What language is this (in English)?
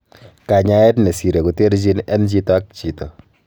Kalenjin